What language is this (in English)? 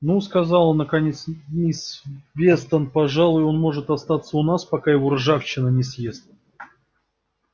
Russian